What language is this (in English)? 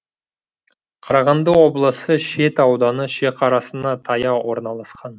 Kazakh